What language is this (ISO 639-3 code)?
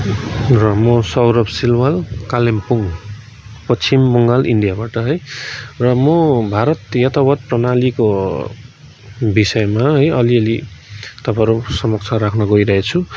nep